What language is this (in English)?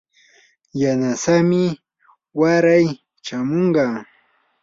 Yanahuanca Pasco Quechua